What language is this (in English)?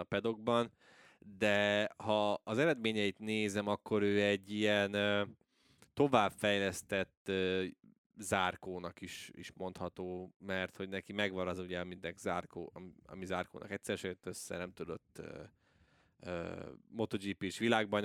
Hungarian